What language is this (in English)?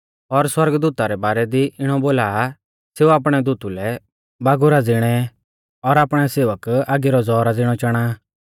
Mahasu Pahari